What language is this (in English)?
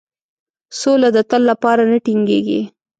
Pashto